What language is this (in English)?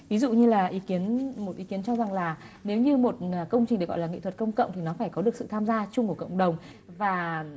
Vietnamese